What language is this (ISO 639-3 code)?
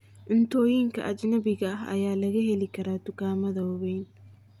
som